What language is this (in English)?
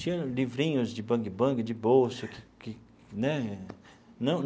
Portuguese